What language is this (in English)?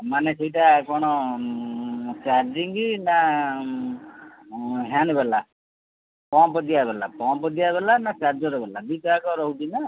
Odia